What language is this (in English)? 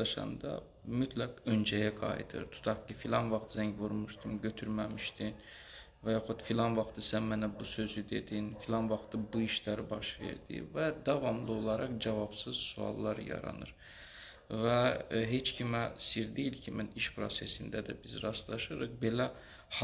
Turkish